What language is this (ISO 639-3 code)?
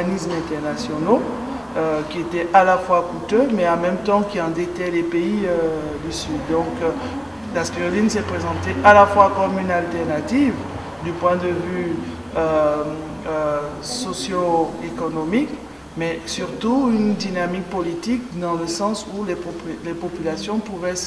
fra